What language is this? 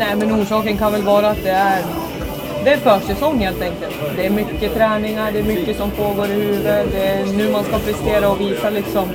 Swedish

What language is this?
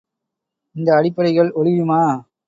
Tamil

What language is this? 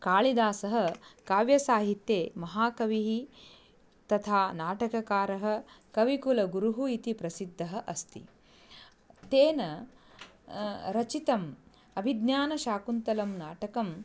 Sanskrit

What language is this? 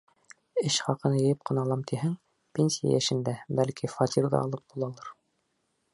Bashkir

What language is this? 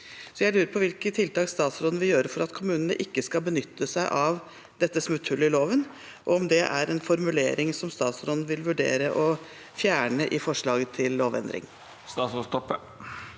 Norwegian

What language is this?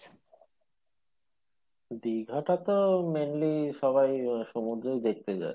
Bangla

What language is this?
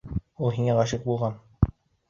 Bashkir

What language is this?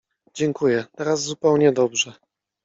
Polish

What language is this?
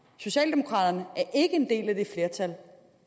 Danish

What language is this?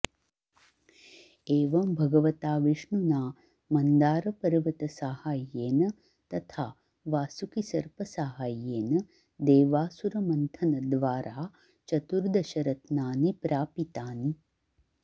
Sanskrit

